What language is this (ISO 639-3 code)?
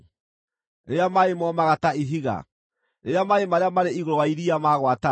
kik